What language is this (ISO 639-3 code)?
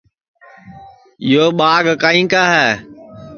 ssi